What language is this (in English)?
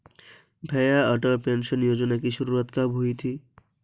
Hindi